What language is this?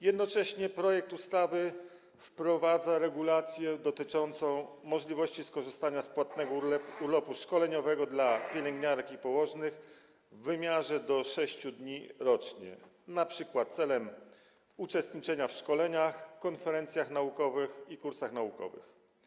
Polish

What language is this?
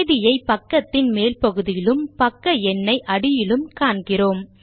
Tamil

